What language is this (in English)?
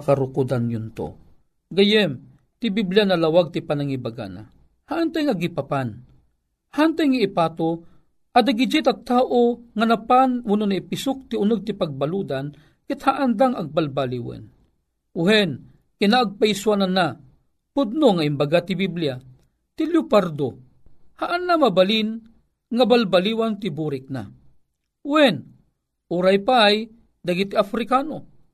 Filipino